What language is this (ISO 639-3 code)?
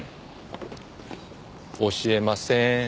jpn